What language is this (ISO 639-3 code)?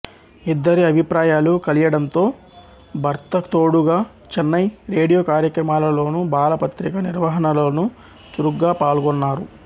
tel